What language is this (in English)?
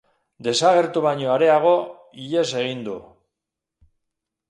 Basque